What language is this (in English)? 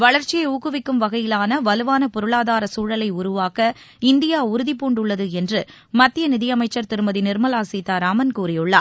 Tamil